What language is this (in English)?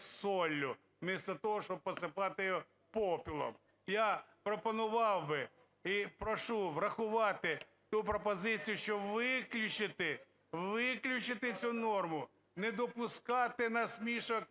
Ukrainian